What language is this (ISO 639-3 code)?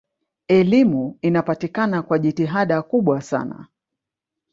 swa